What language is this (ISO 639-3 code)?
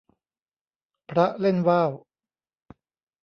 tha